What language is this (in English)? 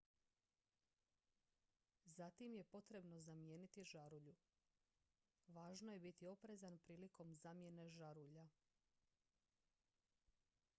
Croatian